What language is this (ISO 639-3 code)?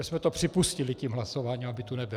ces